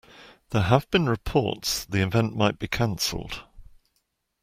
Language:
English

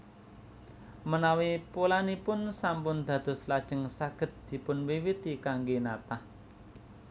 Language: Javanese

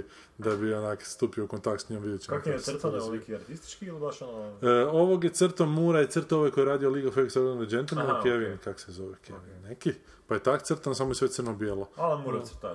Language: Croatian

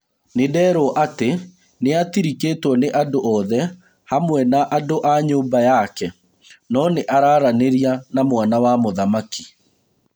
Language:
Kikuyu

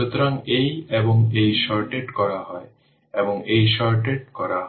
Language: Bangla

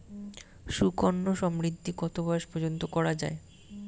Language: Bangla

